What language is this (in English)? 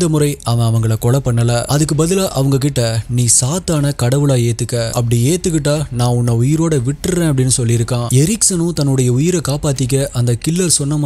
Korean